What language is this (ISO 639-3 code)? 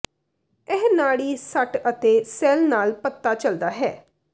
pan